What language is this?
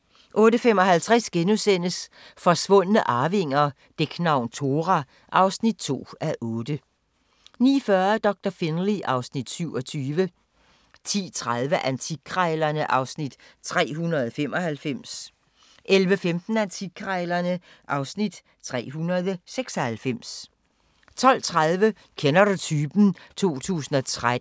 Danish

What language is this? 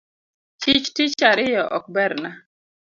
Luo (Kenya and Tanzania)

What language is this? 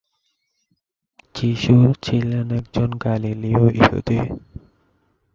Bangla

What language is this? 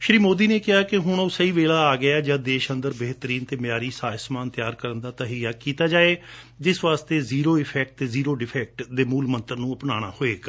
Punjabi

